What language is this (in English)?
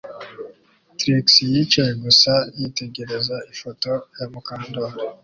Kinyarwanda